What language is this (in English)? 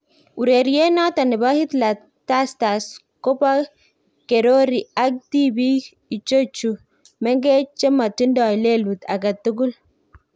Kalenjin